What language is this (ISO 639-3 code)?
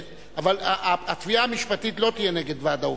heb